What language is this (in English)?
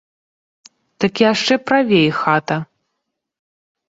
Belarusian